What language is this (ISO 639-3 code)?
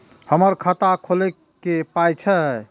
mai